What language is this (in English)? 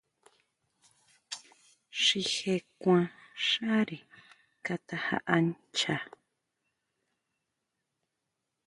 Huautla Mazatec